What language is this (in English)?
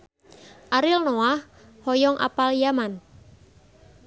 Sundanese